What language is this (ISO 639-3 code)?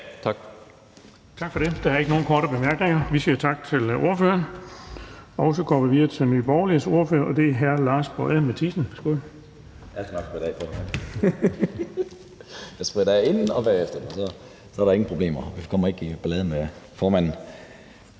dan